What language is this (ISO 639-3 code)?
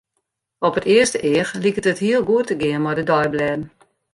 fry